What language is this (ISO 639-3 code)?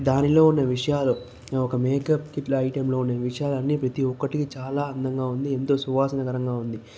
tel